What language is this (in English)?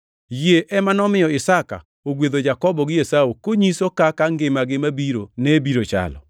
Luo (Kenya and Tanzania)